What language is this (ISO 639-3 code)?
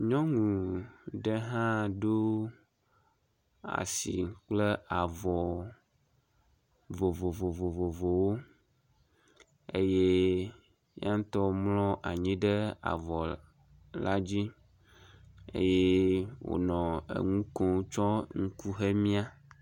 ewe